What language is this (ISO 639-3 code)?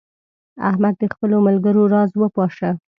pus